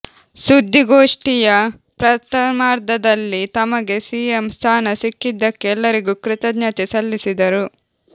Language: Kannada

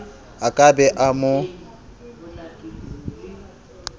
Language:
Southern Sotho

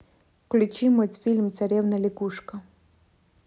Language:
Russian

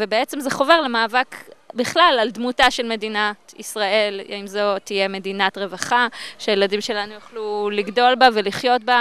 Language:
Hebrew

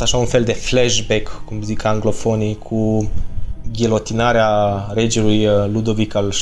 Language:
Romanian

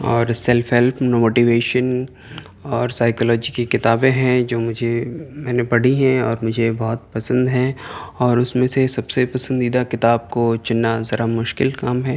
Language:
Urdu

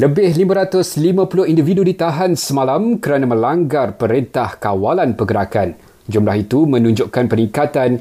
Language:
Malay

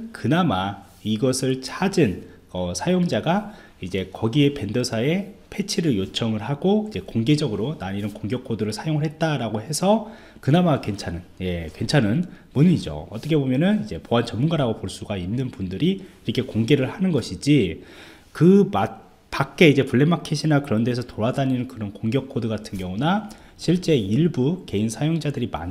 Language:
Korean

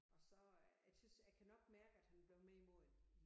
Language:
Danish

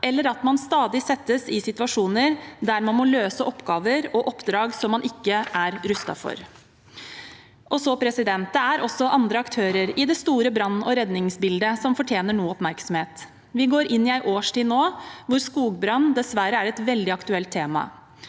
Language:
Norwegian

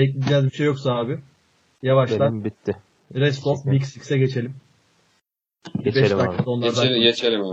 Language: Turkish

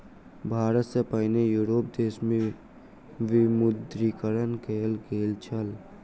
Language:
Maithili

